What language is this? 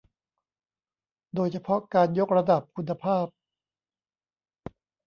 Thai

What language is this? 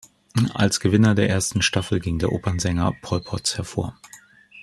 German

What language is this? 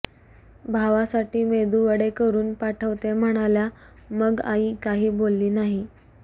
Marathi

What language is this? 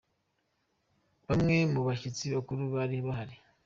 Kinyarwanda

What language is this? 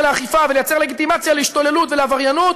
Hebrew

